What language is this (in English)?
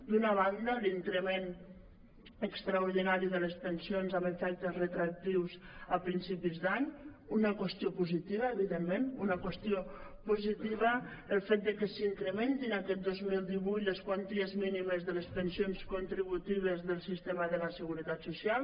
Catalan